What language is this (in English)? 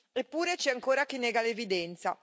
Italian